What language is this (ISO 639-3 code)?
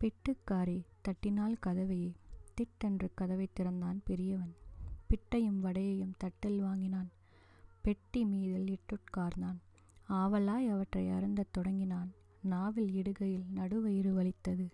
tam